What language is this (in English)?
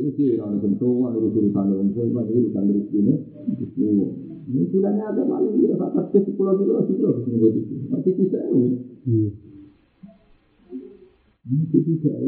Indonesian